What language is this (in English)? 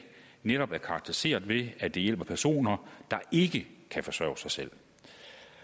Danish